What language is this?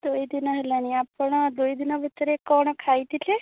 Odia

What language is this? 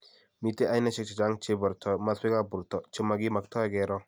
Kalenjin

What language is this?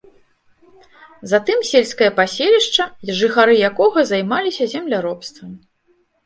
Belarusian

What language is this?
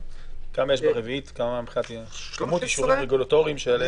Hebrew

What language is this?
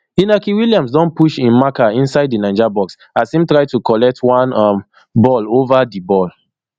Nigerian Pidgin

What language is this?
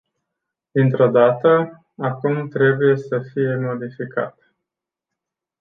Romanian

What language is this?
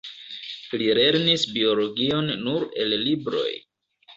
Esperanto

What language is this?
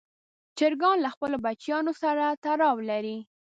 Pashto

